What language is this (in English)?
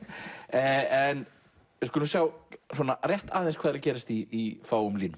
Icelandic